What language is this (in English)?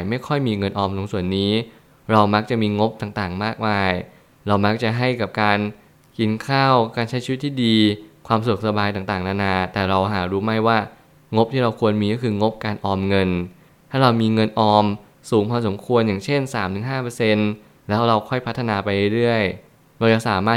Thai